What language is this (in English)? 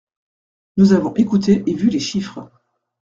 French